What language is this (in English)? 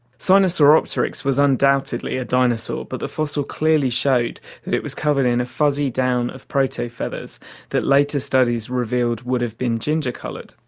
English